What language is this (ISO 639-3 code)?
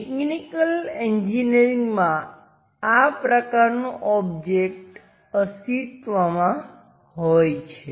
guj